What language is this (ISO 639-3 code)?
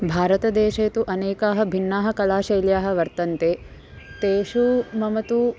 san